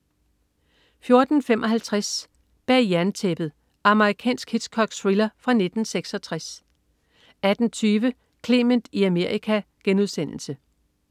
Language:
Danish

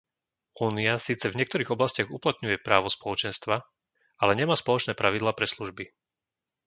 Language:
Slovak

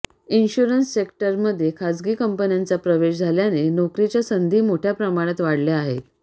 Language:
Marathi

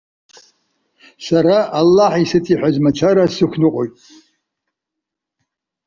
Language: Abkhazian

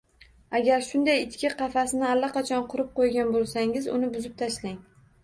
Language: Uzbek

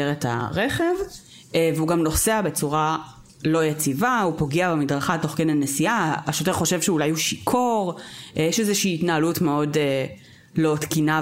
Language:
Hebrew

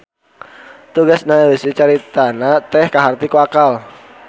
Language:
Sundanese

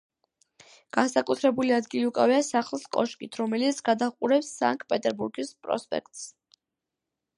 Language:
Georgian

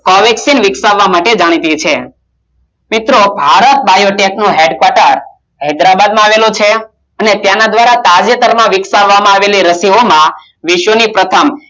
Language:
Gujarati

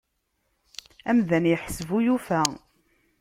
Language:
Kabyle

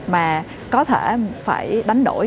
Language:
Vietnamese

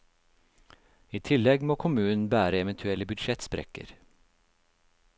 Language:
Norwegian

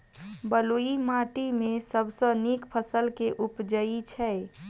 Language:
Maithili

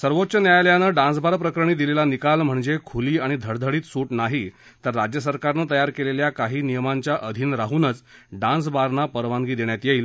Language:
Marathi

